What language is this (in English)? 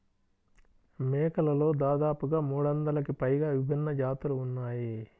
Telugu